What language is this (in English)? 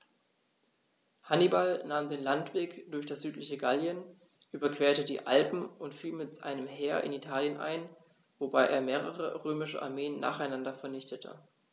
German